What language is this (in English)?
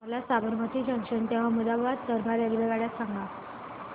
Marathi